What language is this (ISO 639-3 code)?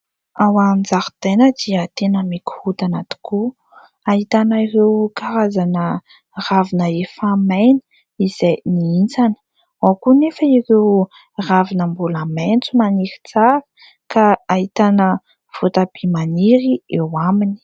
mlg